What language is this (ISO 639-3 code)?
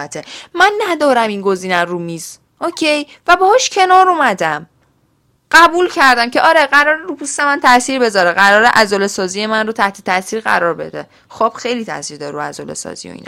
fas